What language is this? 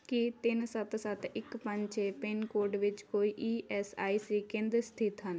Punjabi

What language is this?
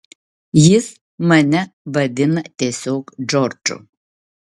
Lithuanian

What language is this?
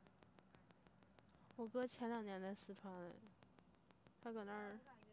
Chinese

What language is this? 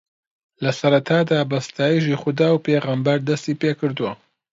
Central Kurdish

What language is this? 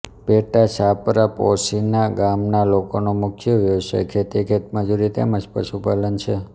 Gujarati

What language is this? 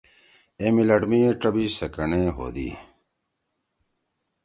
Torwali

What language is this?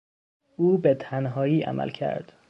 Persian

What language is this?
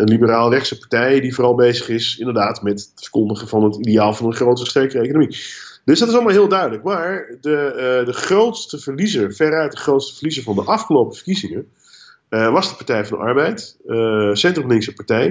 Dutch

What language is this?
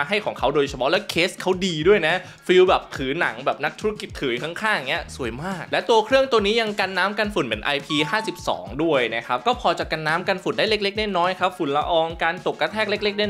Thai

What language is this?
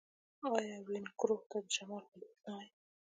Pashto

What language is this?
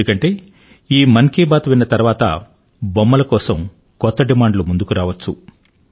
Telugu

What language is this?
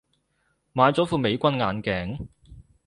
Cantonese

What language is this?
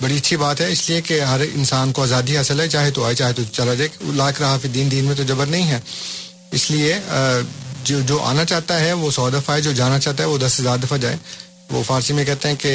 Urdu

